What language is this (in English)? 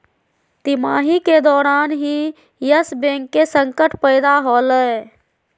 Magahi